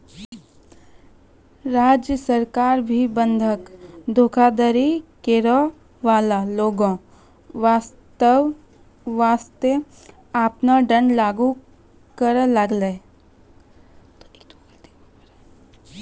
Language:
Maithili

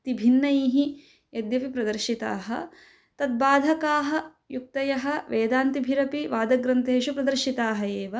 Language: Sanskrit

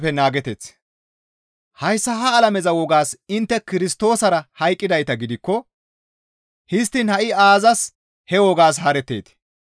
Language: Gamo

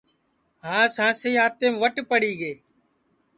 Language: Sansi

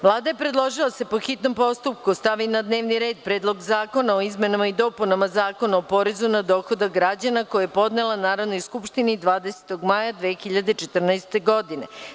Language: Serbian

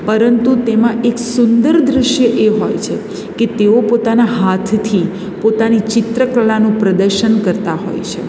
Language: Gujarati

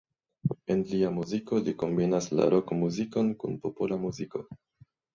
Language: Esperanto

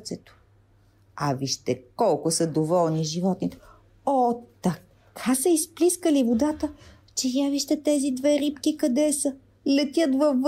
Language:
Bulgarian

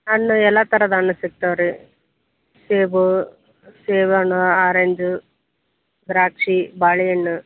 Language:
Kannada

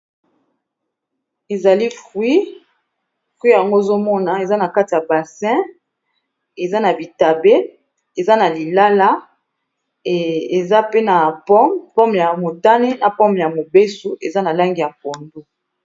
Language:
Lingala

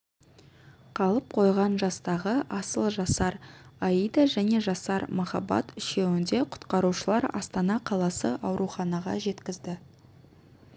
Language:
Kazakh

